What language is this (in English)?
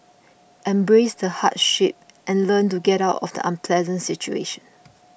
English